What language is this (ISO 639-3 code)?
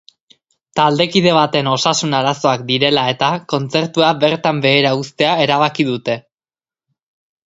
eus